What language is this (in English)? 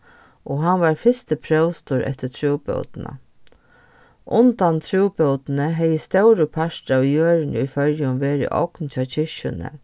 Faroese